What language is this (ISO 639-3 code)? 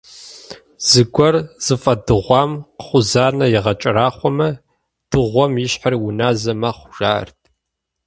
kbd